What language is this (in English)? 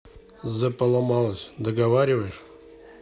Russian